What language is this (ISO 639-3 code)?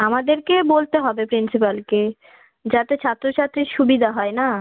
ben